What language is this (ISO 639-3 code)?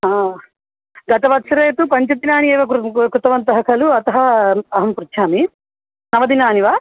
san